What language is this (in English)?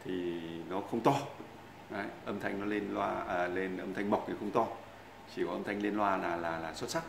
Vietnamese